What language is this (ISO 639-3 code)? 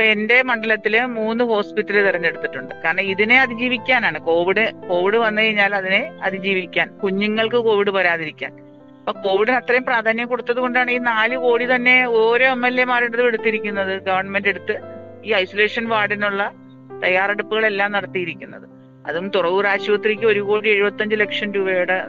mal